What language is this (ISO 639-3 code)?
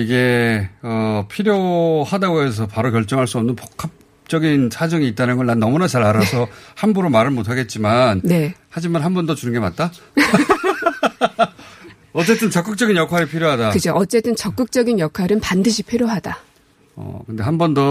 kor